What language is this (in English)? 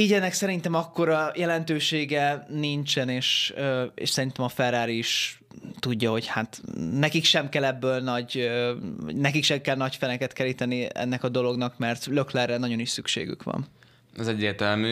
Hungarian